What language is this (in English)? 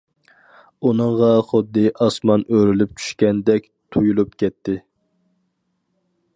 Uyghur